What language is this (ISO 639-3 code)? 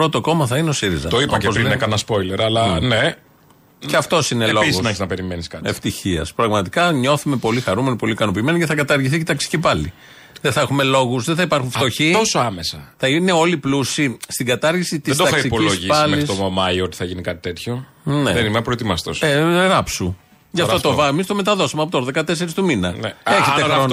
ell